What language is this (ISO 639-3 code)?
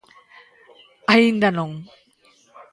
glg